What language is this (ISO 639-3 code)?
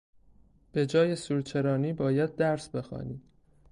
fas